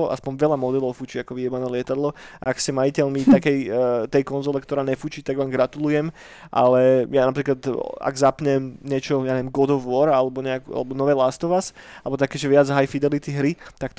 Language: Slovak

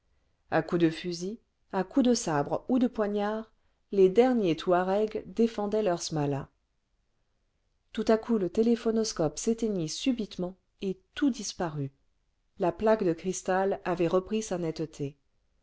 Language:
French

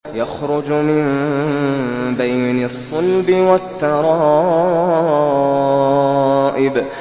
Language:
Arabic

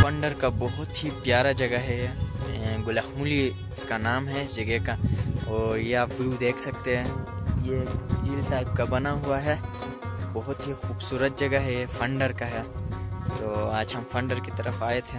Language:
Hindi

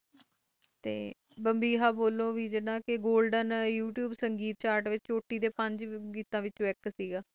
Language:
Punjabi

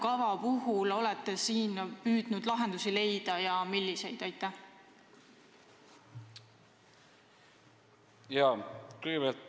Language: Estonian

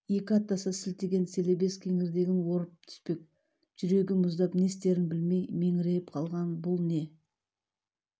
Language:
Kazakh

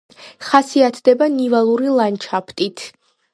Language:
Georgian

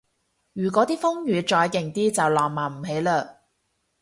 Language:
Cantonese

